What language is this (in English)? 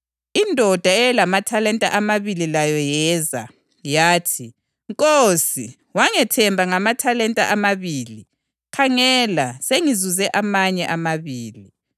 North Ndebele